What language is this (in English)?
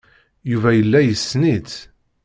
Kabyle